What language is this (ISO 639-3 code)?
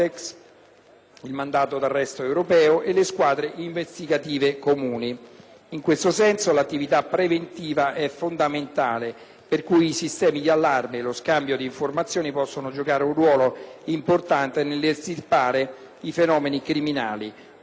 ita